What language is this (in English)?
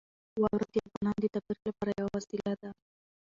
Pashto